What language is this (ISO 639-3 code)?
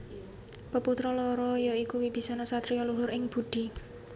jav